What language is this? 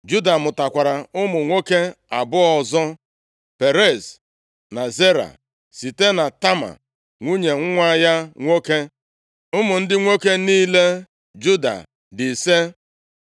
Igbo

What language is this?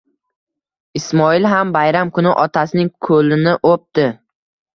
Uzbek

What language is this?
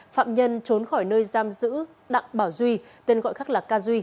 Vietnamese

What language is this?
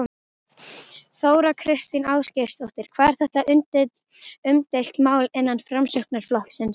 Icelandic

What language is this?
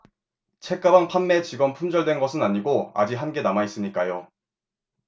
Korean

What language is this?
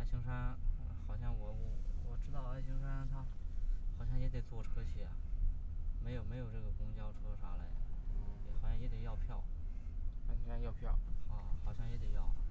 Chinese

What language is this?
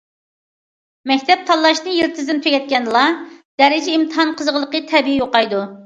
Uyghur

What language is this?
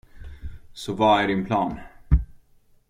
Swedish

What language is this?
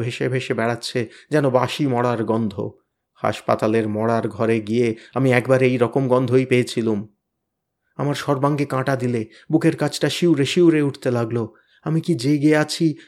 Bangla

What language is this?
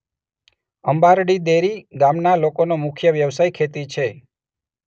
Gujarati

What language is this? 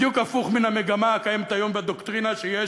Hebrew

